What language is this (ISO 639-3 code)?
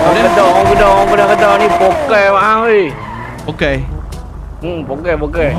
msa